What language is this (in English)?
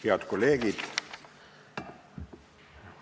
Estonian